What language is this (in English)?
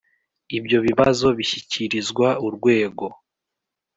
Kinyarwanda